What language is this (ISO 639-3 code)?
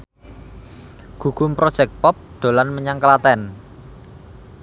jav